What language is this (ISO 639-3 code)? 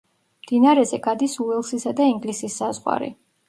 kat